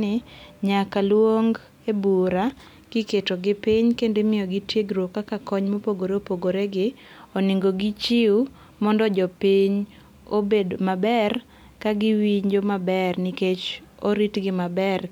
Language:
Luo (Kenya and Tanzania)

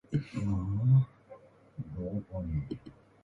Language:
Japanese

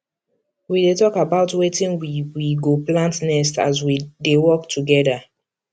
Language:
Nigerian Pidgin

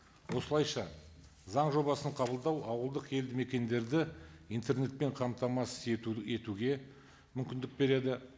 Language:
Kazakh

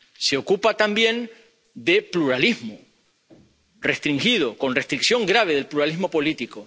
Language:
Spanish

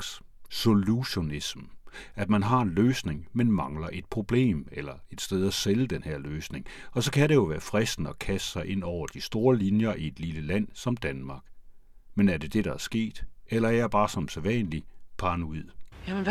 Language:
Danish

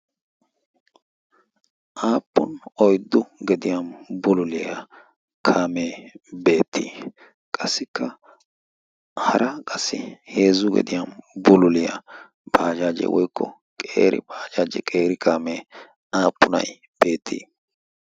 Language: Wolaytta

